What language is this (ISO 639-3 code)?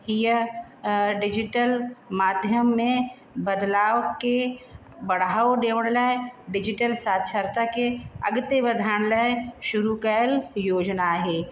snd